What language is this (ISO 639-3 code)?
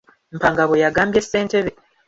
lug